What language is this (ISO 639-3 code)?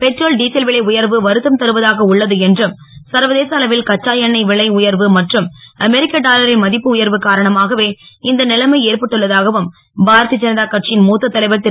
tam